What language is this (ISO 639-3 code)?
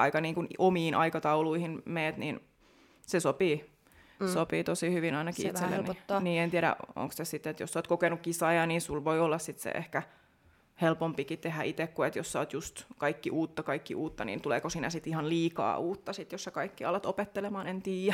fin